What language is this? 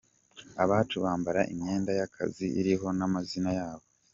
Kinyarwanda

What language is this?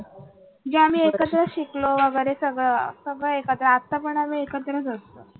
Marathi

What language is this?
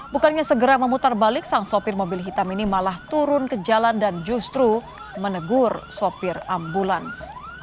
Indonesian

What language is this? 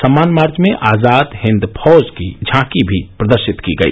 Hindi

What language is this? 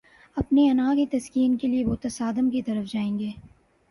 Urdu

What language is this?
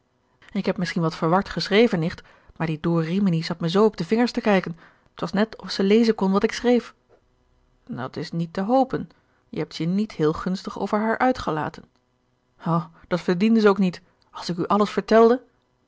Dutch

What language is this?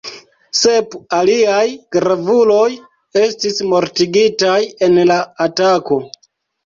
Esperanto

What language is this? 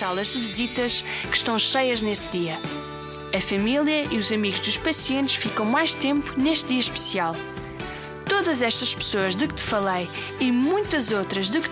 Portuguese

